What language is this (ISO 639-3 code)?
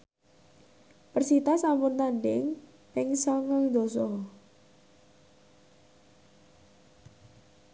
jav